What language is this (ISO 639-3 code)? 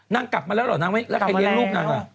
tha